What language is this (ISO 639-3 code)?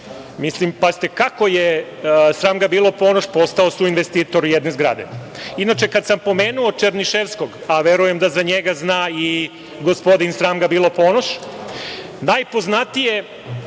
srp